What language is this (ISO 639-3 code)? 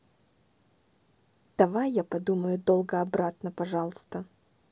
rus